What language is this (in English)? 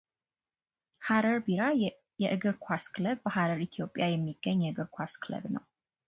Amharic